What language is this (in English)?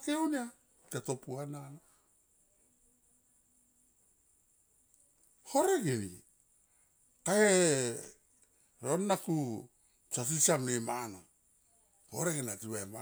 Tomoip